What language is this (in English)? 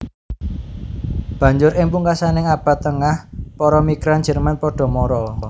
Javanese